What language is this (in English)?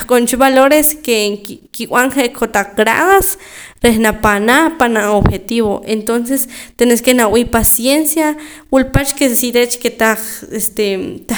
Poqomam